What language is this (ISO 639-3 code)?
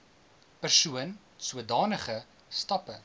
afr